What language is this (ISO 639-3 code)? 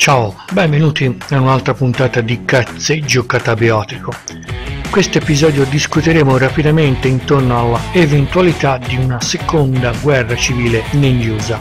ita